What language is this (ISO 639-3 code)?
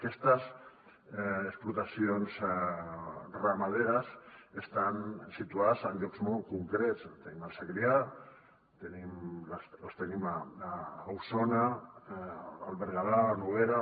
cat